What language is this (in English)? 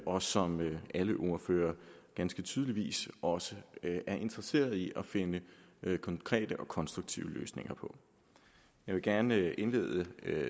Danish